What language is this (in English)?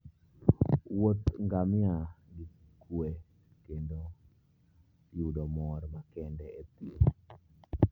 Luo (Kenya and Tanzania)